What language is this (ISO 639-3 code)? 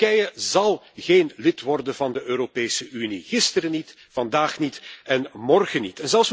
nld